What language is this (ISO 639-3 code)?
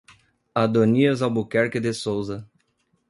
por